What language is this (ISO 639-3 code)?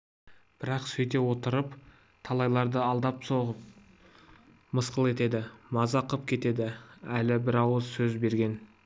kaz